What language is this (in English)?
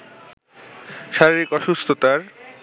Bangla